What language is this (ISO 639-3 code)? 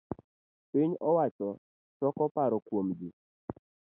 luo